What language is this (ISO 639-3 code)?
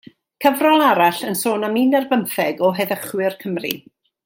cym